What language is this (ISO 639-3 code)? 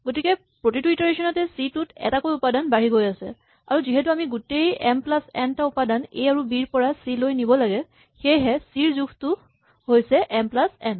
asm